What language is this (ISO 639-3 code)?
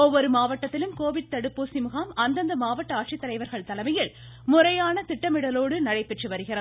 tam